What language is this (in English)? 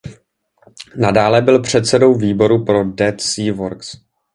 Czech